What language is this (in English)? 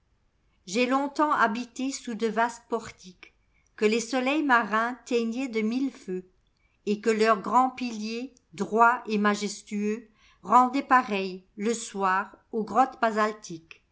French